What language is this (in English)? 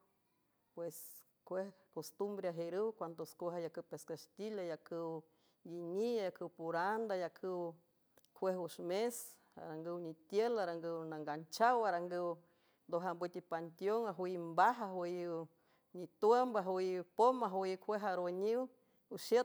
San Francisco Del Mar Huave